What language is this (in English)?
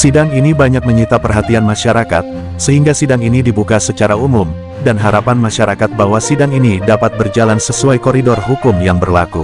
Indonesian